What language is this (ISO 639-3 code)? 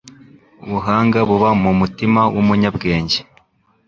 kin